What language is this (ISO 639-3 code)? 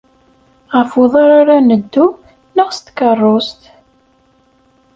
kab